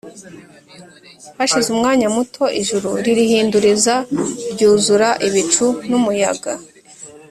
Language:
Kinyarwanda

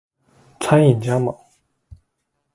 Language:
Chinese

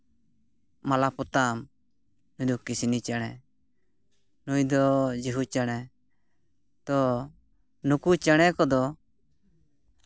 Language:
Santali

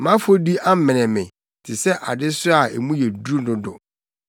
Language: Akan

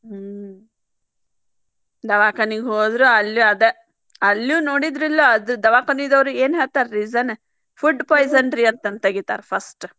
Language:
Kannada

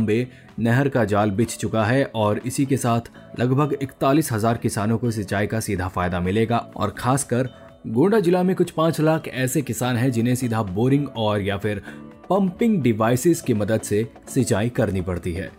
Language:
Hindi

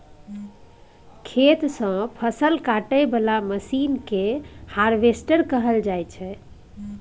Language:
Maithili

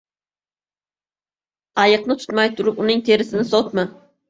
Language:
Uzbek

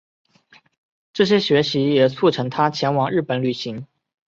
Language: Chinese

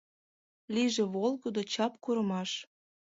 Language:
Mari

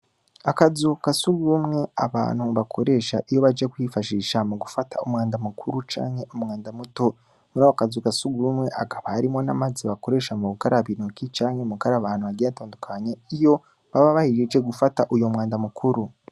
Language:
Rundi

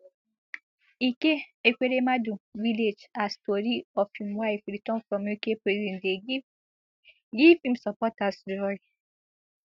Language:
Nigerian Pidgin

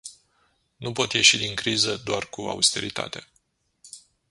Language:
Romanian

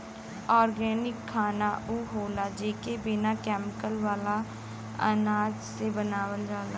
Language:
Bhojpuri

